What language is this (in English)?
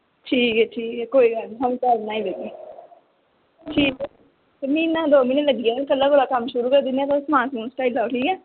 Dogri